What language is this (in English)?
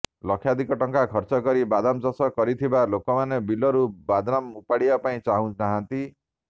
Odia